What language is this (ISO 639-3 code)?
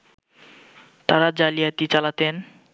ben